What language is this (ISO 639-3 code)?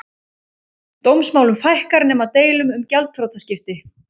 isl